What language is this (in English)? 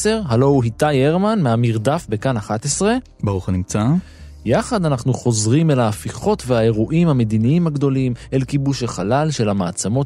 Hebrew